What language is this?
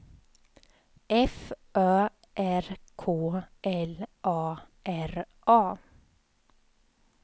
Swedish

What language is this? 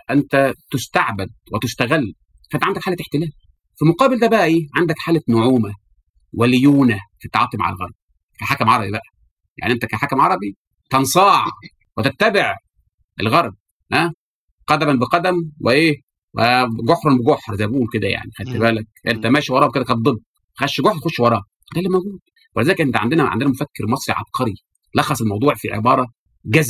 Arabic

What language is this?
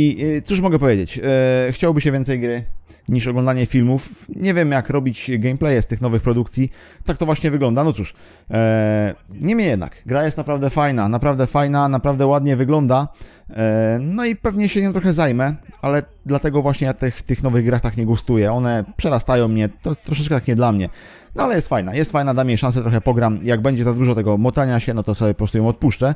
Polish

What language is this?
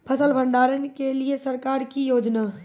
Maithili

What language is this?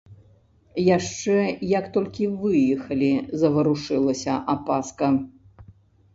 Belarusian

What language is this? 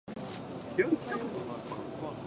Japanese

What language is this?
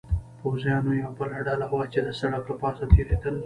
Pashto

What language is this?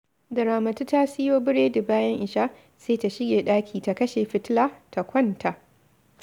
Hausa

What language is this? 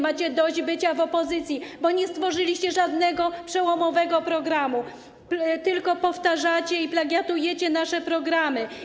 Polish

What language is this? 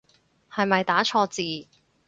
Cantonese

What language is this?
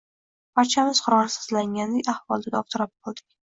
Uzbek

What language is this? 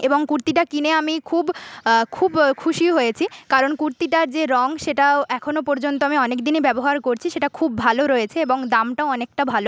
Bangla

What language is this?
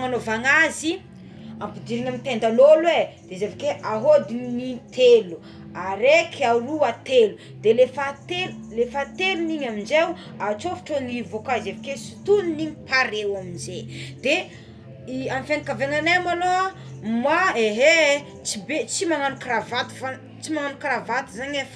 Tsimihety Malagasy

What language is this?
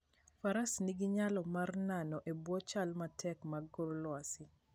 Luo (Kenya and Tanzania)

